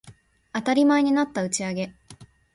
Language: Japanese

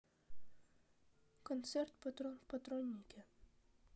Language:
Russian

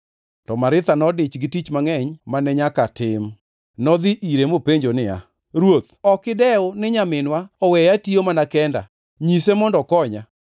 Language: Luo (Kenya and Tanzania)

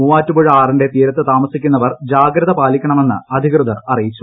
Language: Malayalam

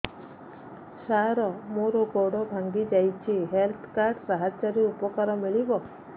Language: Odia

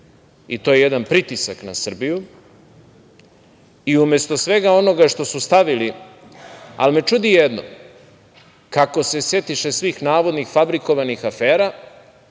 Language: Serbian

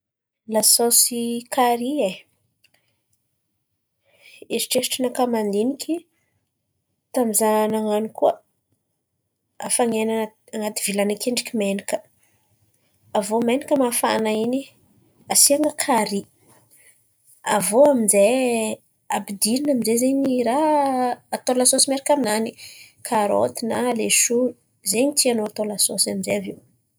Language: Antankarana Malagasy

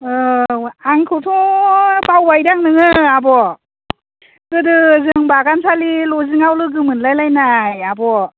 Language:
Bodo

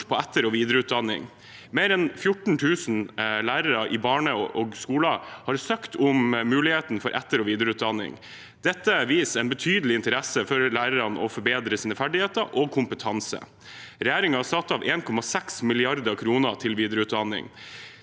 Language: Norwegian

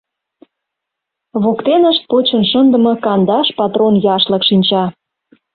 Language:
Mari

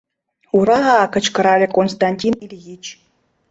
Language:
Mari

